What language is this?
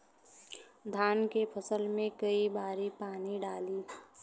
Bhojpuri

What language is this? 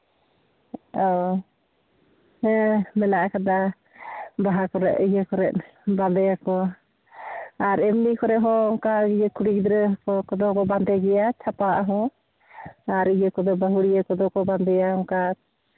Santali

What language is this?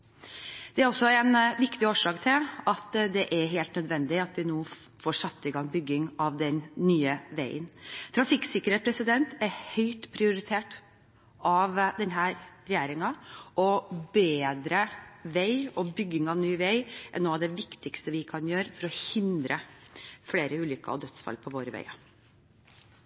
Norwegian Bokmål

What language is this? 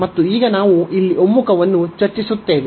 Kannada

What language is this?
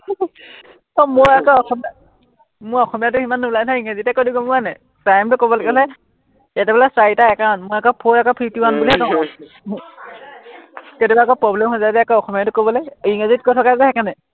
Assamese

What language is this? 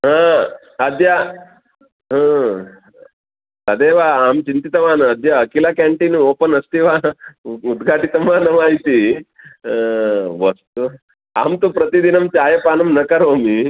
Sanskrit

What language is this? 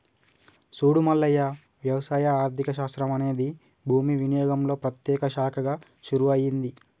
Telugu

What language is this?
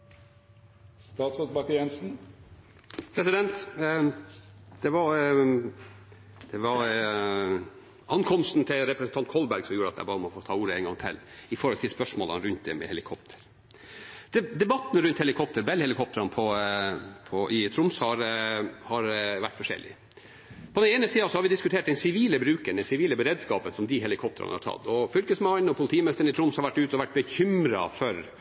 Norwegian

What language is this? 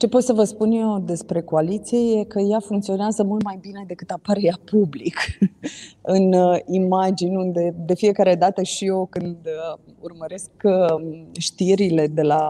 Romanian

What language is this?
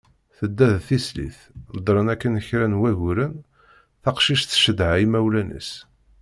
Kabyle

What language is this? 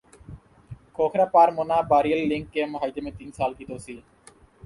Urdu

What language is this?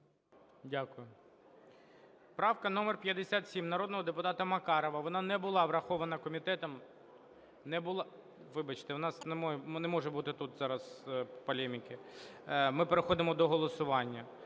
Ukrainian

